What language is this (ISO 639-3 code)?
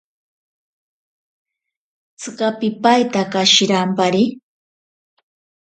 prq